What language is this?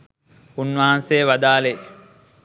Sinhala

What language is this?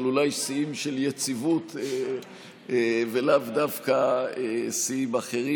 Hebrew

